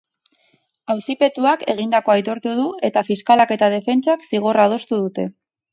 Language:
Basque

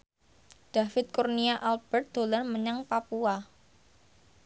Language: Javanese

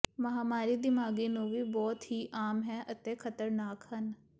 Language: Punjabi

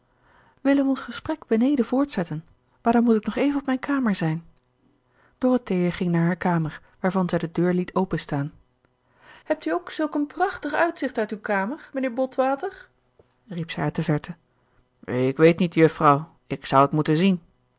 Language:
Dutch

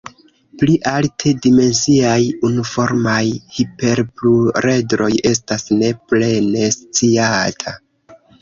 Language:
Esperanto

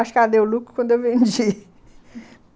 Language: Portuguese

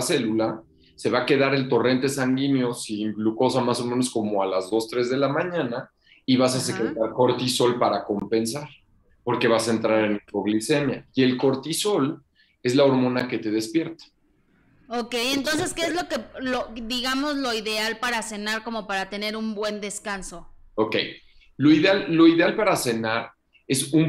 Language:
Spanish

